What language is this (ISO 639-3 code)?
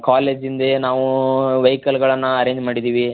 kan